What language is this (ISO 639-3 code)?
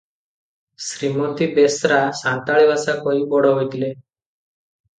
ori